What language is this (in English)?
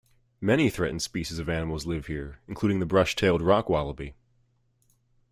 English